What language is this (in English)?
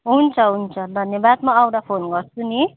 Nepali